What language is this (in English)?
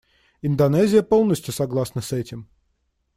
Russian